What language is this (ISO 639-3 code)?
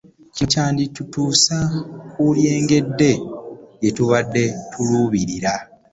lug